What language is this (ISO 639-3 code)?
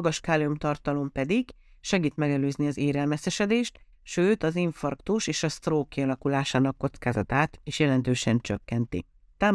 hun